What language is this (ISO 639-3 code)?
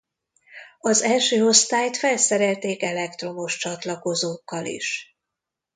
hun